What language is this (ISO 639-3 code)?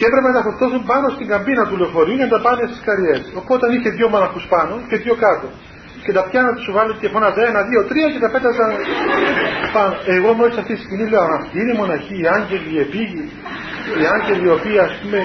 ell